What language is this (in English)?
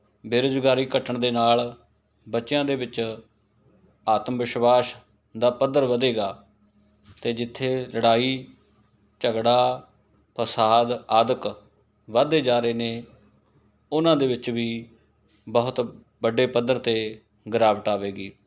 Punjabi